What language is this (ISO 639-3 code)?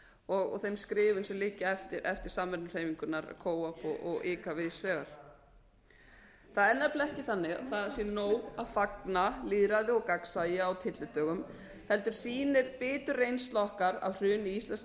isl